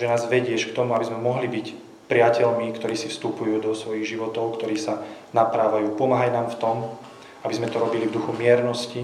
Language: Slovak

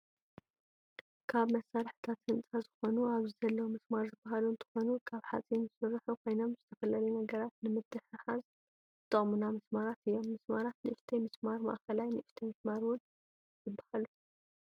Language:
Tigrinya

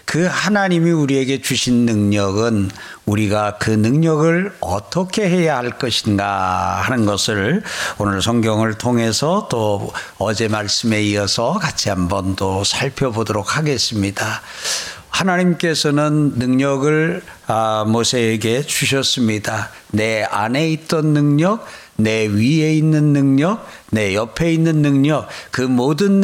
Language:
Korean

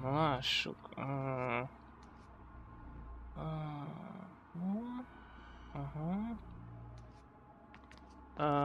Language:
Hungarian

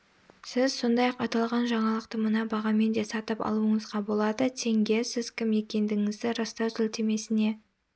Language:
Kazakh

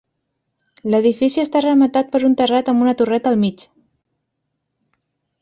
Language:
Catalan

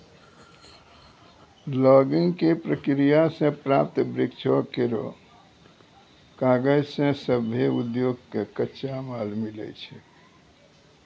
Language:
Maithili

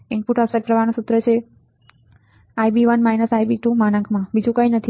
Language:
Gujarati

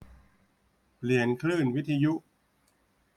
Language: Thai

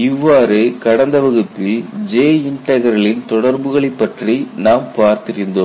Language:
Tamil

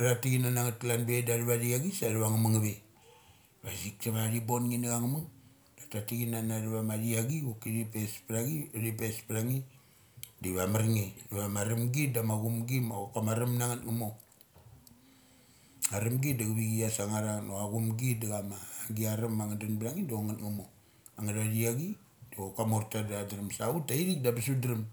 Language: Mali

